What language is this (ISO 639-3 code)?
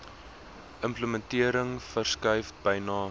afr